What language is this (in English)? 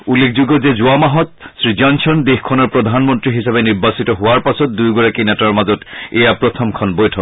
Assamese